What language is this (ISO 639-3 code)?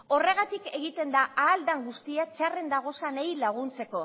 eus